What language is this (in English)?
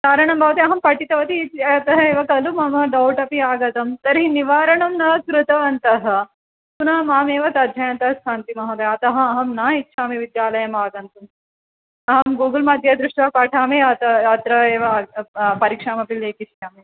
Sanskrit